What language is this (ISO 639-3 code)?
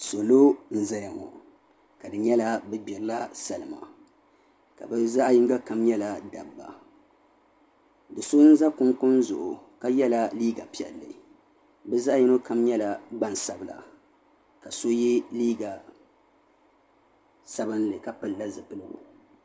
dag